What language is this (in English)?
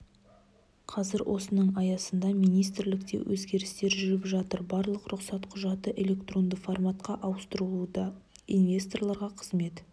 Kazakh